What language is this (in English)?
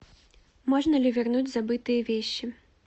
Russian